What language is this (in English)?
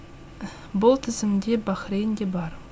Kazakh